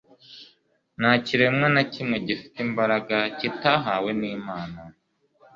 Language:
Kinyarwanda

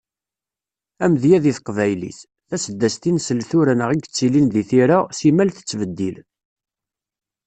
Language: Kabyle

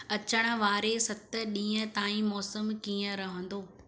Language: Sindhi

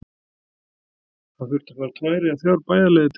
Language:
Icelandic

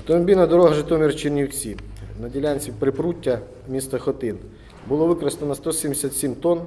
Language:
Ukrainian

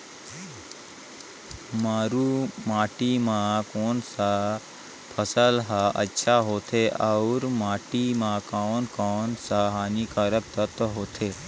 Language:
Chhattisgarhi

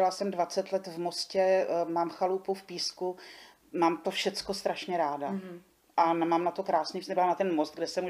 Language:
Czech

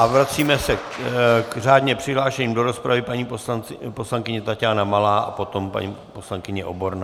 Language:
Czech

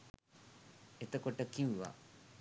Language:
Sinhala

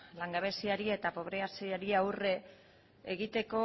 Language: Basque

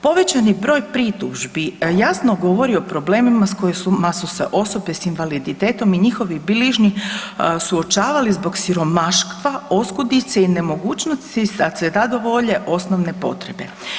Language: Croatian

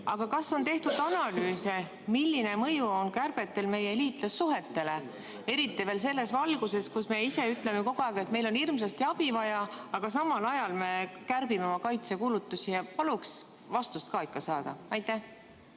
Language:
Estonian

